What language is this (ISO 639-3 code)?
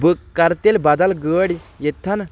kas